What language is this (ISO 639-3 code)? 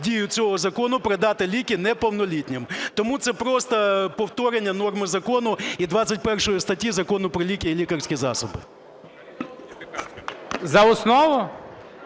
ukr